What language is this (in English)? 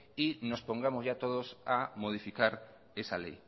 Spanish